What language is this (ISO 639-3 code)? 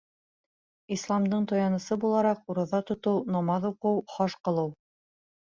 bak